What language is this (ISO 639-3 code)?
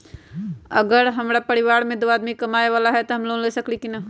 mag